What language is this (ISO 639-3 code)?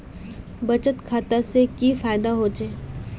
mag